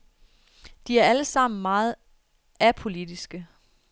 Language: Danish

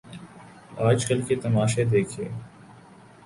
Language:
Urdu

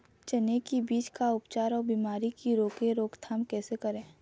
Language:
Chhattisgarhi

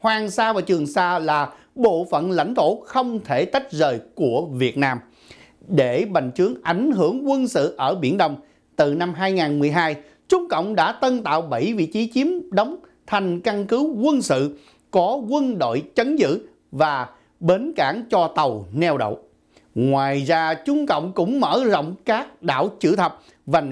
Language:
Vietnamese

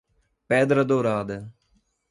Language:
Portuguese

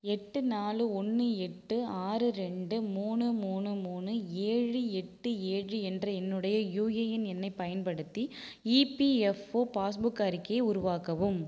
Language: Tamil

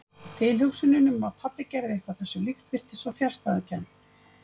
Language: Icelandic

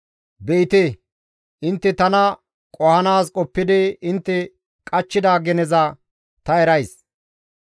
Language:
Gamo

